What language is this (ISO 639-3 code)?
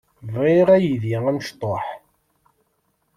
kab